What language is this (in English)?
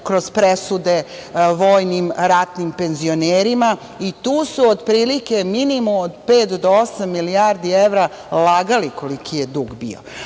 Serbian